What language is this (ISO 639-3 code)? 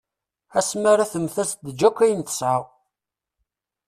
kab